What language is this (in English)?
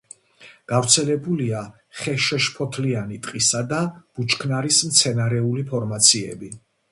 Georgian